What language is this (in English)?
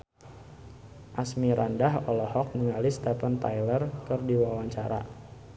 Sundanese